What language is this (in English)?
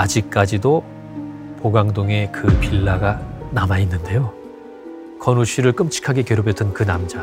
Korean